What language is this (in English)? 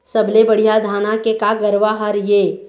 Chhattisgarhi